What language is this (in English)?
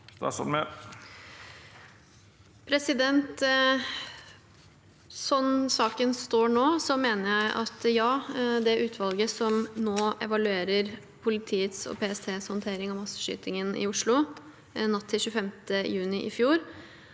Norwegian